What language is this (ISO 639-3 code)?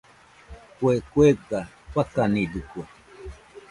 hux